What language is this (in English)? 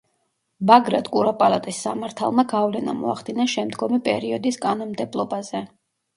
Georgian